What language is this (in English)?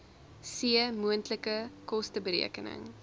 Afrikaans